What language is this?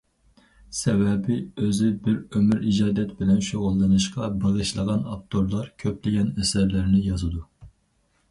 Uyghur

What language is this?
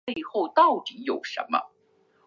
Chinese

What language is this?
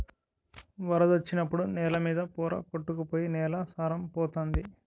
Telugu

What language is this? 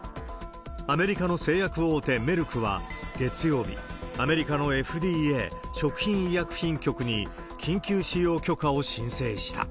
Japanese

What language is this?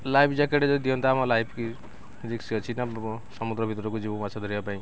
Odia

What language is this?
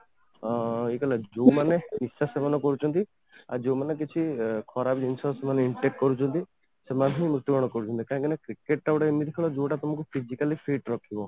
Odia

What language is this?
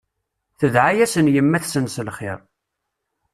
Kabyle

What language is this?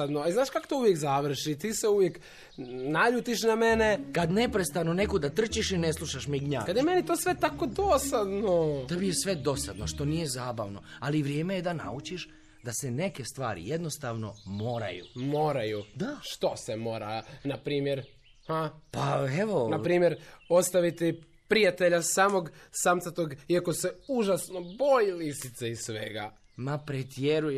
Croatian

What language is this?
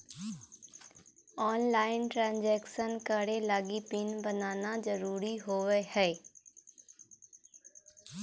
Magahi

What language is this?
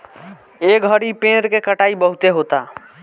Bhojpuri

